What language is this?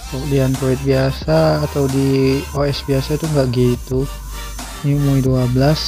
Indonesian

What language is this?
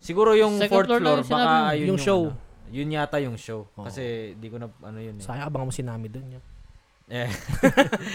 Filipino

